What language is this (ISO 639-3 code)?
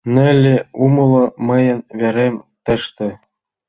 chm